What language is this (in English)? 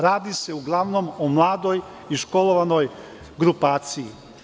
Serbian